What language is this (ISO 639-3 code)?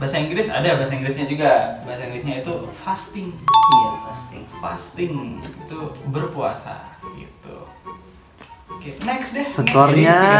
ind